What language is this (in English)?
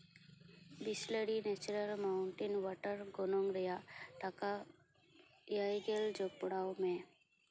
Santali